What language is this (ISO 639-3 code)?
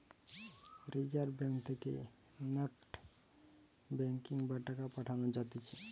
ben